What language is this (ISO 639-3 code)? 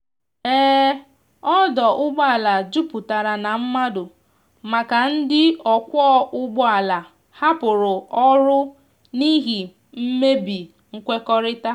ibo